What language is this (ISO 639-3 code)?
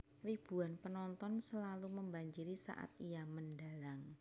jav